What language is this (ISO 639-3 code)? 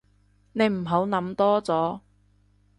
yue